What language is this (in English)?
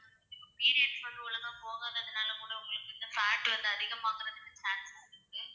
Tamil